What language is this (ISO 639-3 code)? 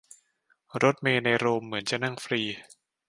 tha